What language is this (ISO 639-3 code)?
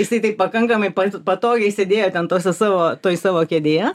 lit